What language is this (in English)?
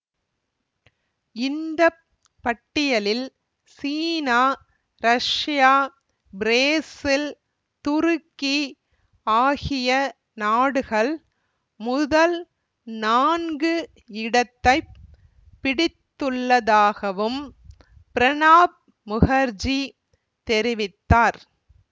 Tamil